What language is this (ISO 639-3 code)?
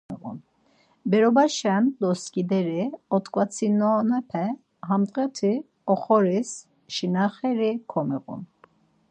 lzz